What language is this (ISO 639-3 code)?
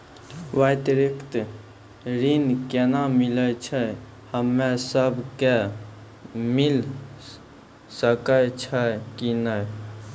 mai